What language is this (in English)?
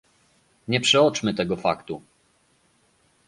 Polish